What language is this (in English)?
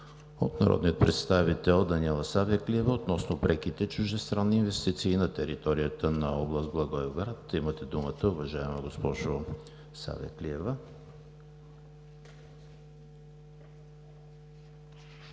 Bulgarian